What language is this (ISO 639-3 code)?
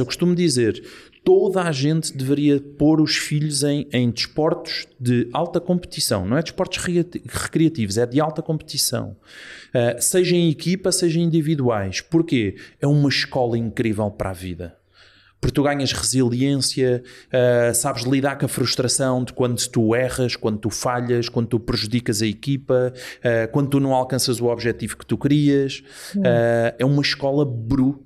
por